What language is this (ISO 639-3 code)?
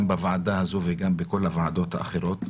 heb